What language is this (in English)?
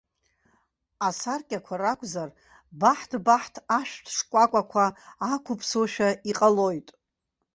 Abkhazian